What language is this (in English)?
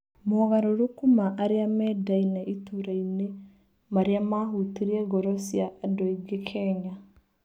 Kikuyu